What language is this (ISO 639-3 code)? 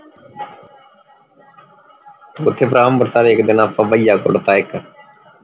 pan